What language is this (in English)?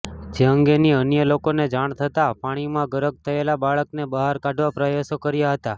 Gujarati